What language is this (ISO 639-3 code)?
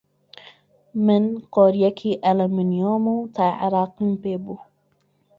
ckb